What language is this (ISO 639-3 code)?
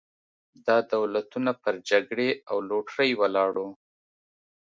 pus